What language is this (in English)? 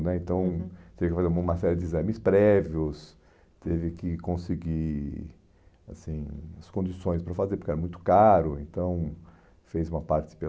Portuguese